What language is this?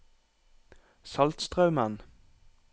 Norwegian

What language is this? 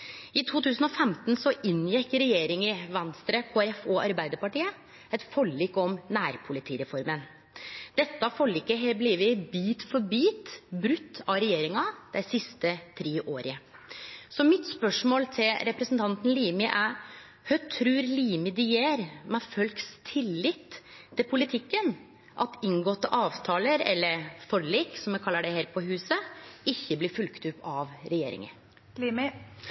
Norwegian Nynorsk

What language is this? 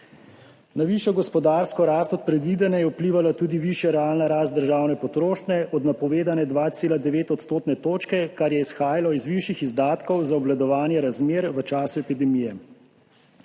Slovenian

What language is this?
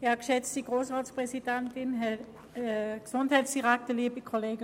Swiss German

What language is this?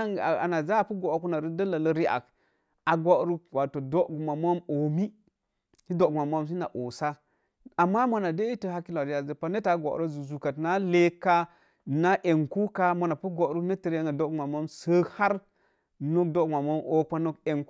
Mom Jango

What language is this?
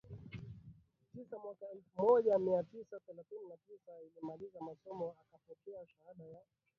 Swahili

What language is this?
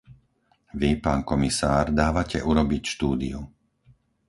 Slovak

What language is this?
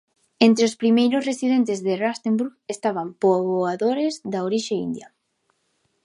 Galician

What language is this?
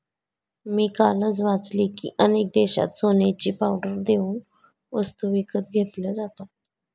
Marathi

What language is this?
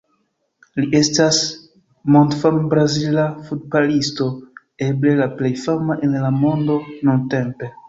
Esperanto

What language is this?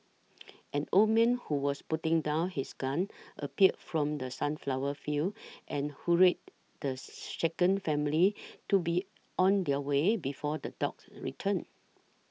English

